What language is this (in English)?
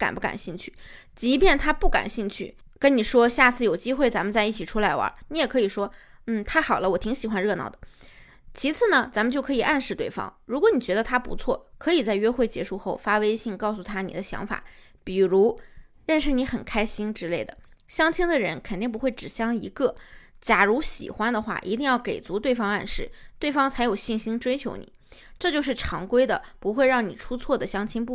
Chinese